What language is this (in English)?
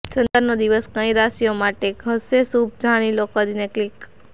Gujarati